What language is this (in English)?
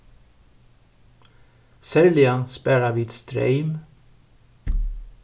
Faroese